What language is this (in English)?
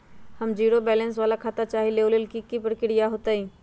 Magahi